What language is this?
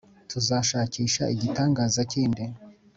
Kinyarwanda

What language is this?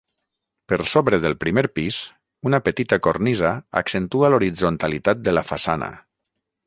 Catalan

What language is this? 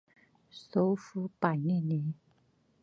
Chinese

